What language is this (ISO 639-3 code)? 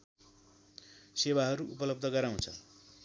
nep